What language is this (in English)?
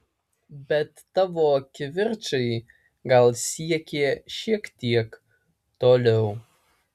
Lithuanian